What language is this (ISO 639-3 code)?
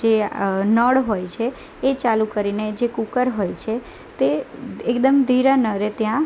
guj